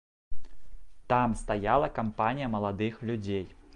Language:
Belarusian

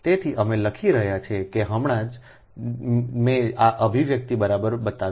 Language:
Gujarati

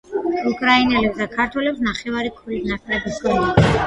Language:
Georgian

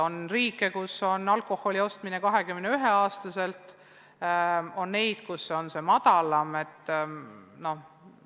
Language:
Estonian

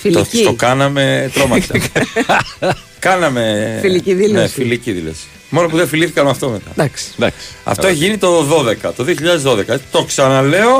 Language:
Greek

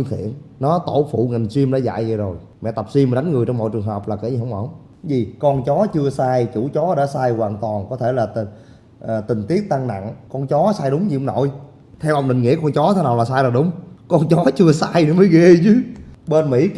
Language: Vietnamese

